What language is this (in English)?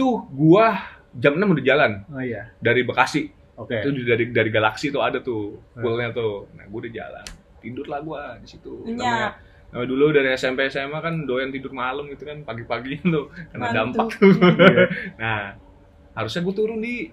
Indonesian